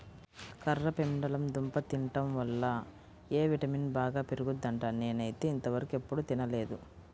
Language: Telugu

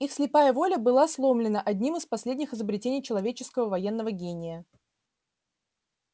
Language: Russian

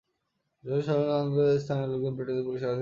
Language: Bangla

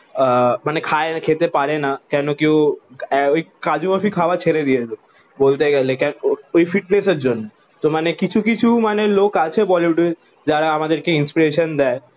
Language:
Bangla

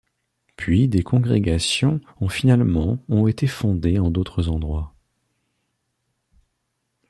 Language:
French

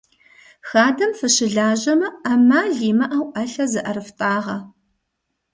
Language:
Kabardian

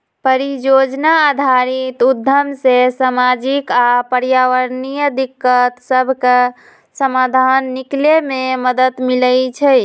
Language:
Magahi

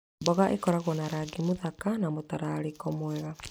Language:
Kikuyu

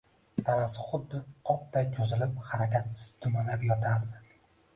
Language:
Uzbek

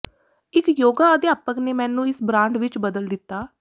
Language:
Punjabi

